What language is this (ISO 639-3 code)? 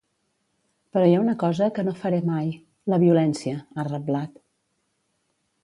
cat